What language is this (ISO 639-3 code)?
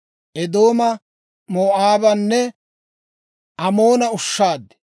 dwr